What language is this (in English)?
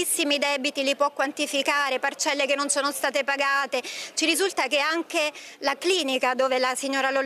Italian